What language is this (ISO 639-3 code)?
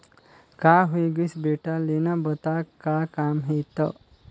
hne